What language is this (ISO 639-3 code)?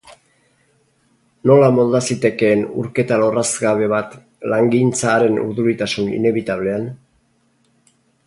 eus